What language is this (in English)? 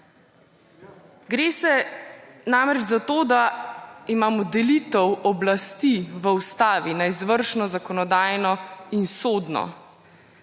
Slovenian